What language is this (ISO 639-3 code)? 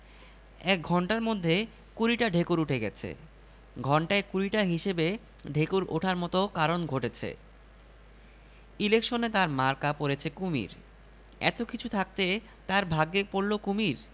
ben